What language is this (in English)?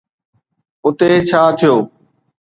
Sindhi